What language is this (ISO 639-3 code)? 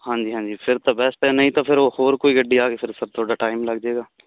pan